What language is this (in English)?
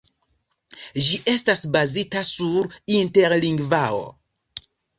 Esperanto